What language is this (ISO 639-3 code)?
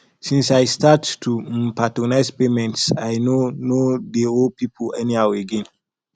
pcm